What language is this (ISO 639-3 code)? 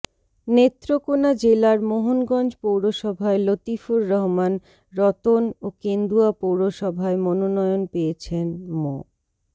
ben